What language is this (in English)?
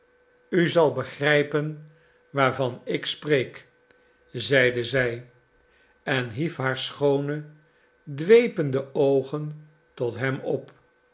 Dutch